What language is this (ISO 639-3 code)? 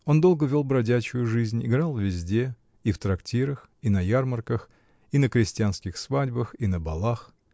rus